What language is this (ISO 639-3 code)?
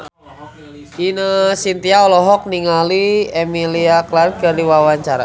sun